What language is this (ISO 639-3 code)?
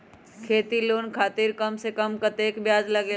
mag